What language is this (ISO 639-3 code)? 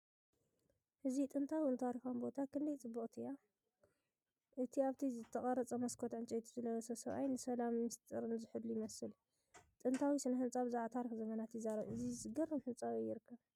tir